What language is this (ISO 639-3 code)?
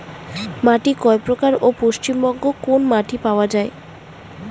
ben